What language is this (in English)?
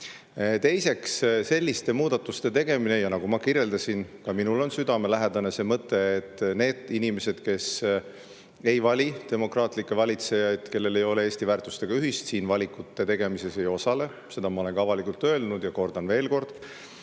Estonian